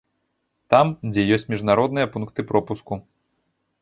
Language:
Belarusian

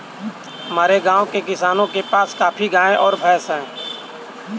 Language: Hindi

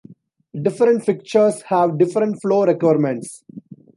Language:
English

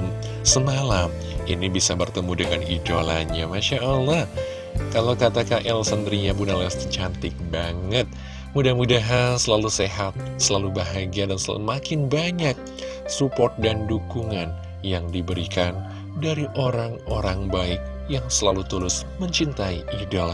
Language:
Indonesian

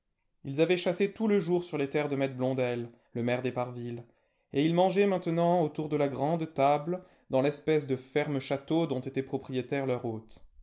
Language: French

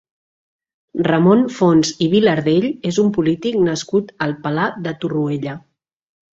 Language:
Catalan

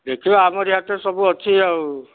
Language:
Odia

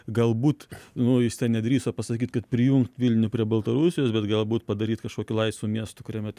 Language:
Lithuanian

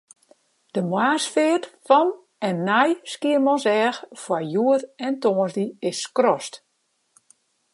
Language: Western Frisian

